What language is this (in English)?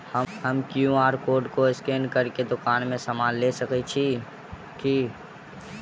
Maithili